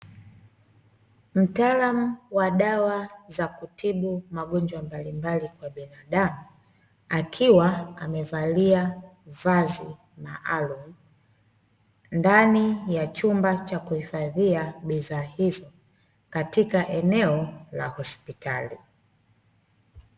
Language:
Swahili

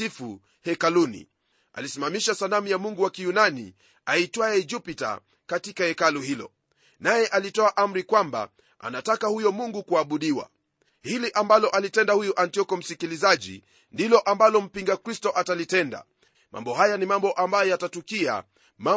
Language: Swahili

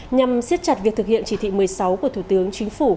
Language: Vietnamese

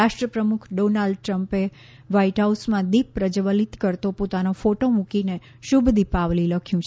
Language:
Gujarati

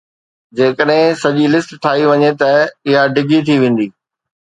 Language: Sindhi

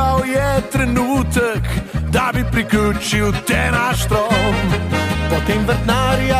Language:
Romanian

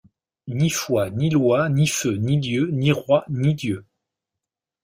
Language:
French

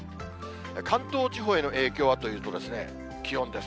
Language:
Japanese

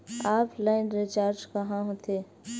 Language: Chhattisgarhi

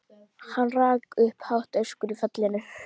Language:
Icelandic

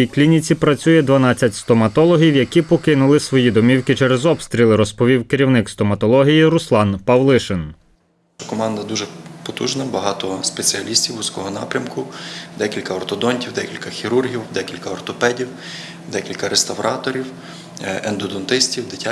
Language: Ukrainian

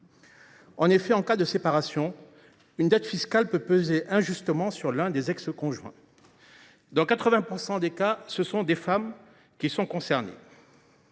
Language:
French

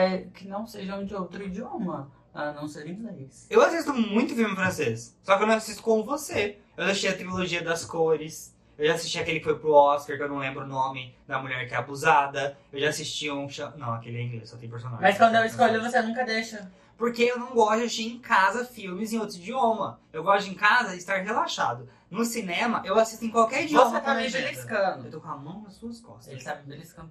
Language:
Portuguese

